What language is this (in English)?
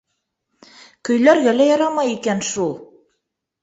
Bashkir